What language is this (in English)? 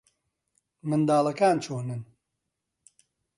Central Kurdish